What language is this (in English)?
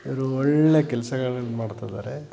Kannada